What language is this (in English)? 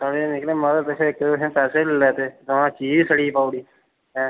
Dogri